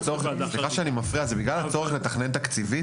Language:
Hebrew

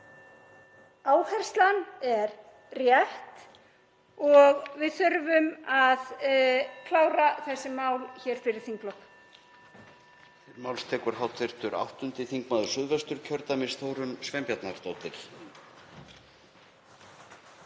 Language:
Icelandic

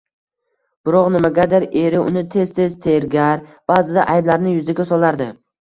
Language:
Uzbek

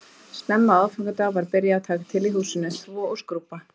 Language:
Icelandic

